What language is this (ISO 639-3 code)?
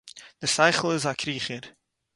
yid